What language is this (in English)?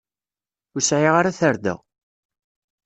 Kabyle